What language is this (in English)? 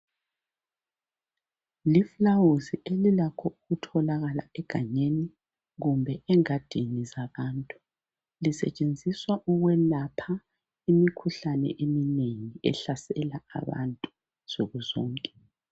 North Ndebele